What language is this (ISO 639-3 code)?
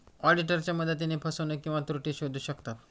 mar